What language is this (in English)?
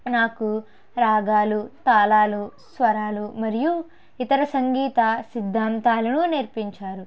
Telugu